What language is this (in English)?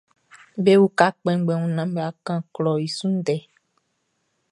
Baoulé